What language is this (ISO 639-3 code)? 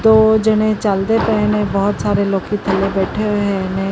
pan